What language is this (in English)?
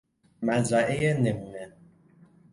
Persian